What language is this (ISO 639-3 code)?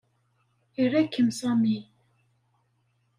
kab